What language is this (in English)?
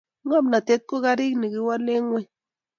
Kalenjin